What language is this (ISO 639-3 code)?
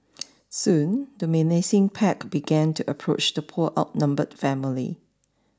eng